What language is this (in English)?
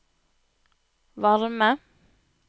Norwegian